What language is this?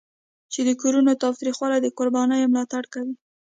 Pashto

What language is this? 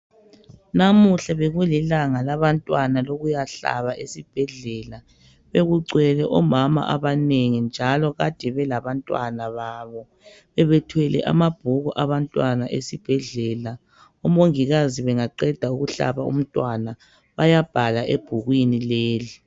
North Ndebele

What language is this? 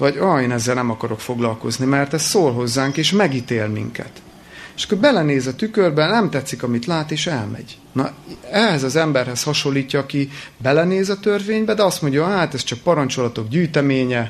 Hungarian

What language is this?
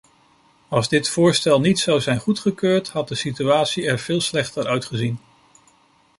Dutch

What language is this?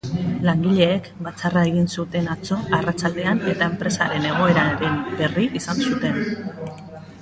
Basque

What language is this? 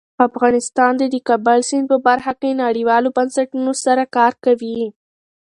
Pashto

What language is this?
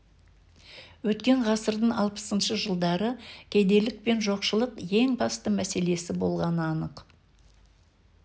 Kazakh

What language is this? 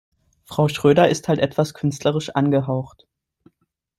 German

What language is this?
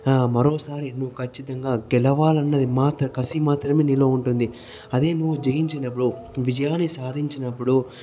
Telugu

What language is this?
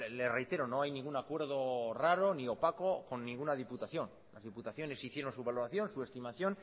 Spanish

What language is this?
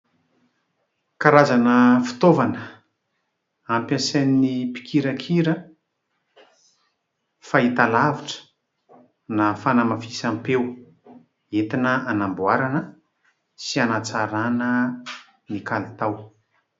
Malagasy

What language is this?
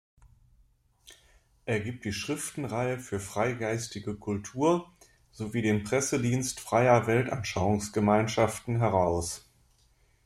German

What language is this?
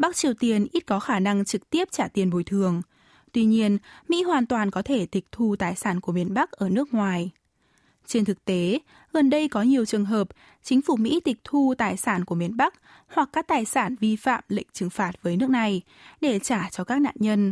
Vietnamese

